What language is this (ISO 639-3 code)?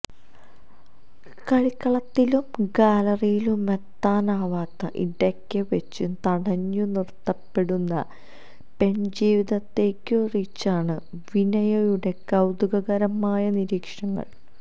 mal